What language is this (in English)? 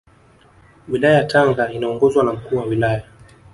Swahili